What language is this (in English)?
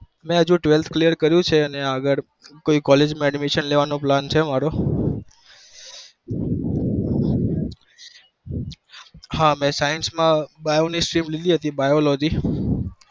Gujarati